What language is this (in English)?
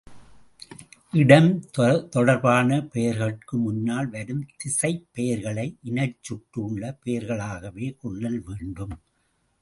Tamil